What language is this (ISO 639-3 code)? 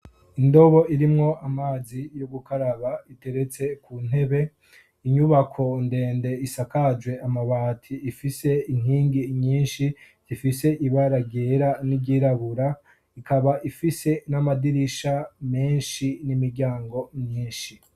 run